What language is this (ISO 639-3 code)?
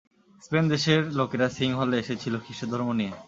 ben